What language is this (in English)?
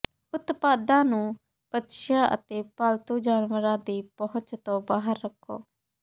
Punjabi